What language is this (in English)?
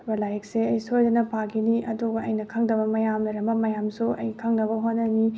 Manipuri